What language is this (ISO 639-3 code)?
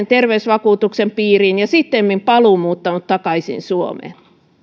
fin